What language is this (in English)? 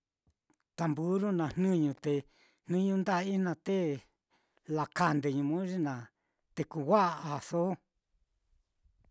Mitlatongo Mixtec